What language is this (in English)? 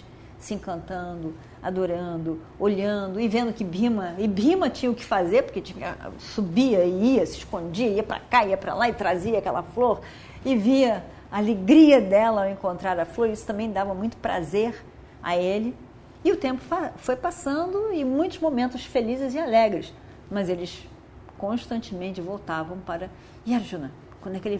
Portuguese